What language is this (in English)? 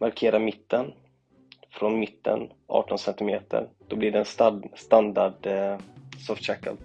Swedish